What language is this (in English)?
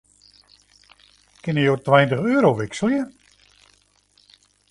Western Frisian